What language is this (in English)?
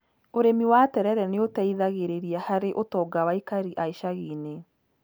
Kikuyu